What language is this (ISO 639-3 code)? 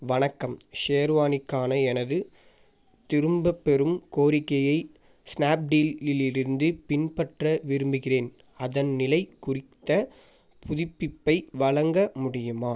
tam